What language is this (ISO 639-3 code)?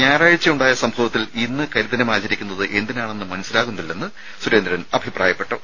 mal